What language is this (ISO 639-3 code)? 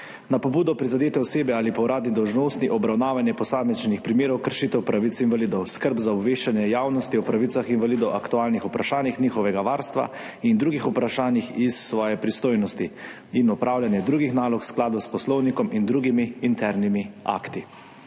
slv